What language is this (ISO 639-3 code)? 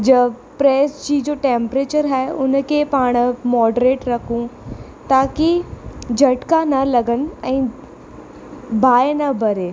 snd